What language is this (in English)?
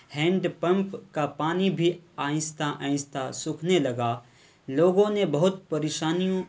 Urdu